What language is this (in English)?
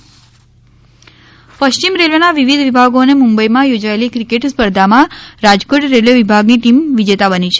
Gujarati